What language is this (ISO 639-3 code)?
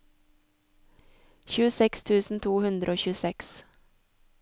nor